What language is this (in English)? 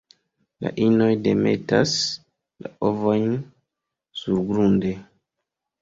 Esperanto